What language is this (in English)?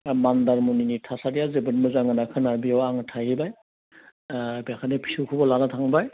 Bodo